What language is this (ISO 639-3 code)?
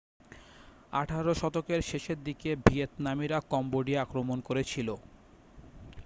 ben